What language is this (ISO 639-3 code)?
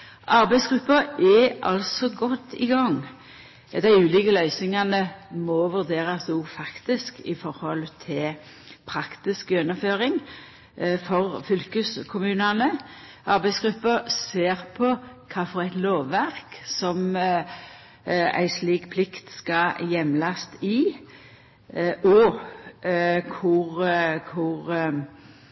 nno